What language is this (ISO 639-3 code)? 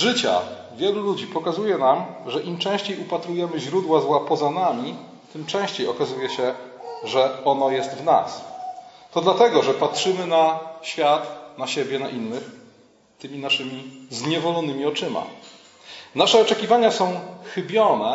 pol